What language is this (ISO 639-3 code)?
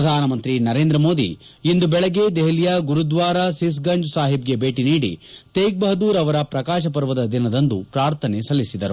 kan